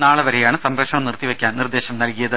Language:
Malayalam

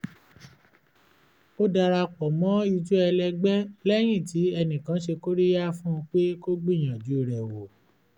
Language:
Yoruba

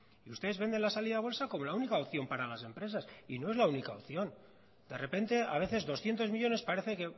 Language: Spanish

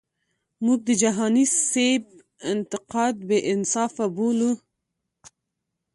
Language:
Pashto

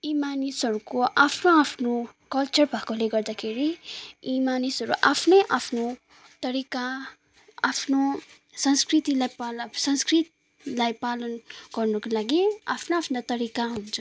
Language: Nepali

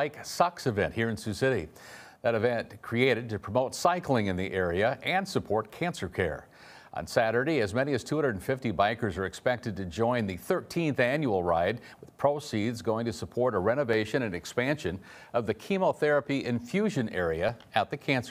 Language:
English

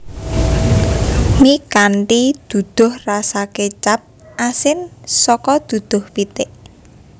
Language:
Javanese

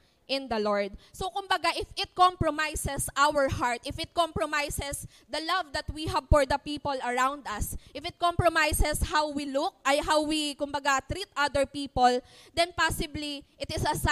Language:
Filipino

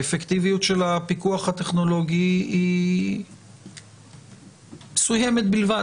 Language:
Hebrew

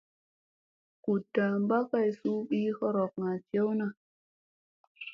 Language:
Musey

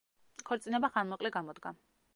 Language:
Georgian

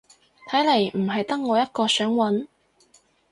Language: Cantonese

